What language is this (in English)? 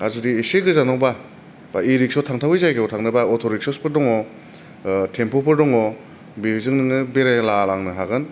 Bodo